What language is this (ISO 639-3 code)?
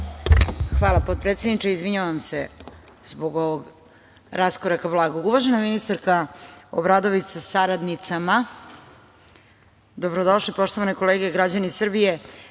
srp